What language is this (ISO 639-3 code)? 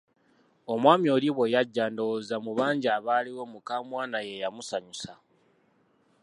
lug